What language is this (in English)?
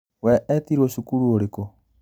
Kikuyu